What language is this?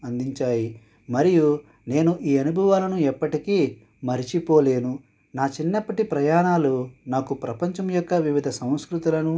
Telugu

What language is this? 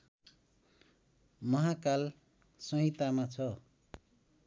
Nepali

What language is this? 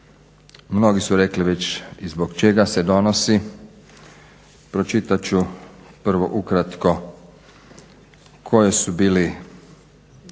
Croatian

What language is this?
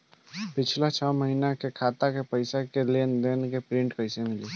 Bhojpuri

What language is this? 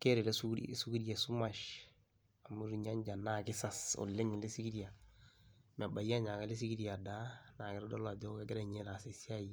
Masai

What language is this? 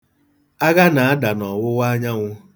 Igbo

